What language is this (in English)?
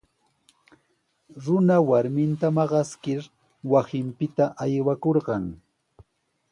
Sihuas Ancash Quechua